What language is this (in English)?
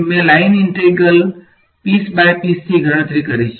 Gujarati